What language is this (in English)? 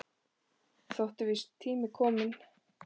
Icelandic